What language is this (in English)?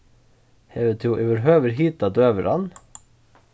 Faroese